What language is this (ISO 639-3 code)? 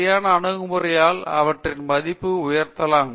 tam